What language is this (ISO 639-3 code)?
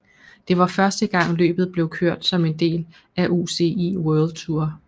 dan